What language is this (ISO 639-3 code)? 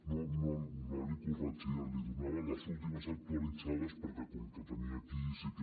cat